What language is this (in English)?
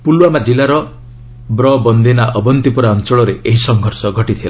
Odia